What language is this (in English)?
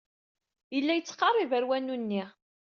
Kabyle